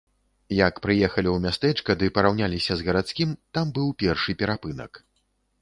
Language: Belarusian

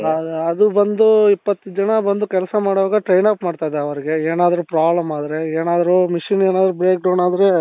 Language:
Kannada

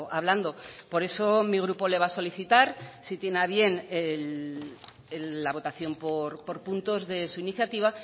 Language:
Spanish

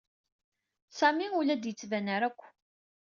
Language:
Kabyle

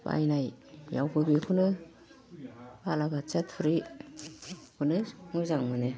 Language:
Bodo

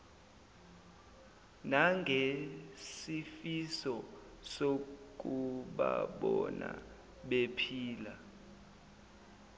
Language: Zulu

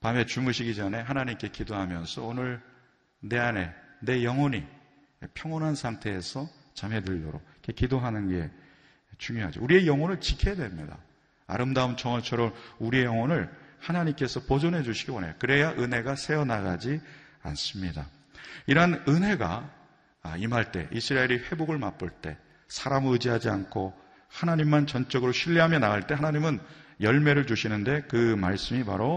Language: Korean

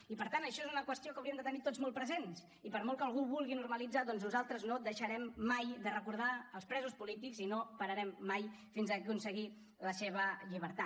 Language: Catalan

